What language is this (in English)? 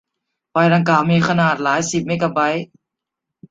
Thai